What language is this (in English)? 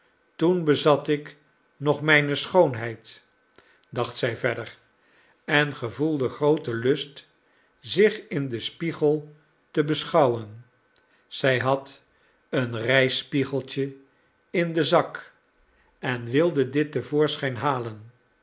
Dutch